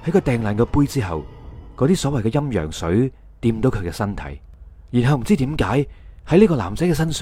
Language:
Chinese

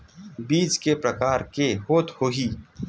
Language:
Chhattisgarhi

